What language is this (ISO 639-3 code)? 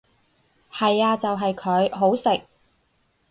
yue